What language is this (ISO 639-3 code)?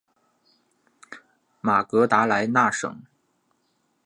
zho